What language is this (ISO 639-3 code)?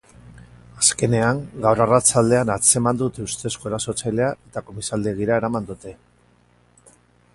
eus